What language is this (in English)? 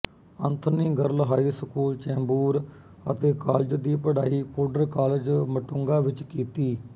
Punjabi